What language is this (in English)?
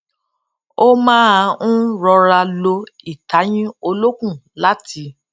Yoruba